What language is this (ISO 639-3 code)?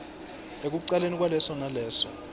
ssw